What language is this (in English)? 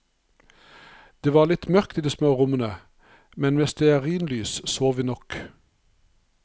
Norwegian